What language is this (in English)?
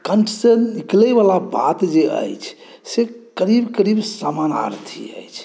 Maithili